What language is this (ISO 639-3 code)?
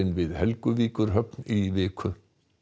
isl